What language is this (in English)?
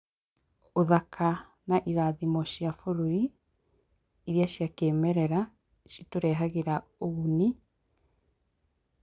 Kikuyu